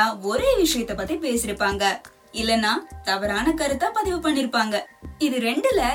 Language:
Tamil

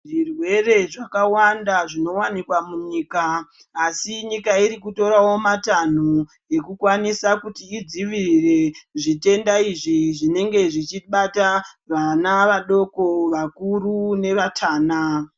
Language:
Ndau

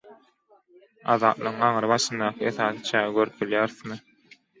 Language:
Turkmen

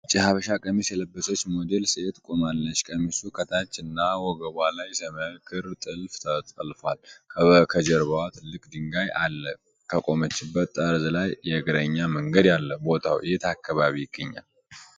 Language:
Amharic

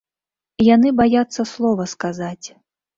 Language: Belarusian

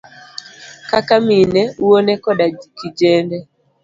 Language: Luo (Kenya and Tanzania)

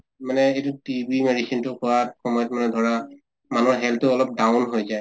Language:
Assamese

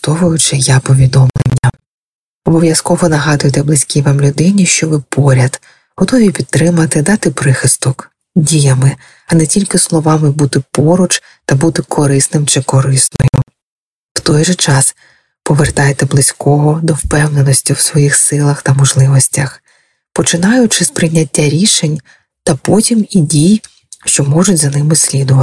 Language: Ukrainian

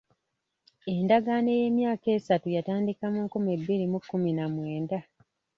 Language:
Ganda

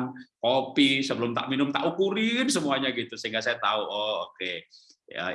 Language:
Indonesian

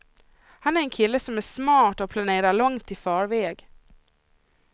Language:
Swedish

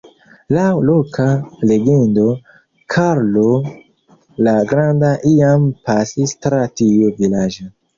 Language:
Esperanto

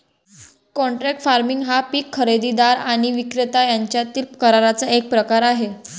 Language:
Marathi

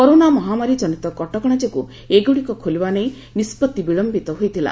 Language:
Odia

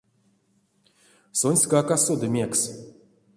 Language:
Erzya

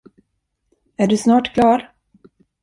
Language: Swedish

